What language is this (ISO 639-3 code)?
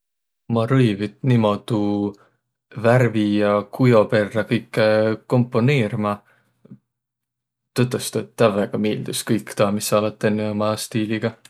vro